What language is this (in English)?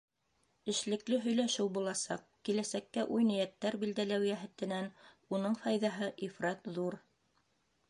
Bashkir